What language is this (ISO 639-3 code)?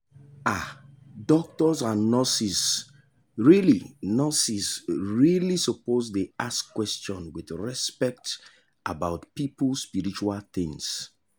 pcm